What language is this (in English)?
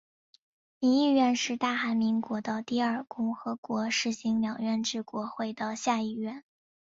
Chinese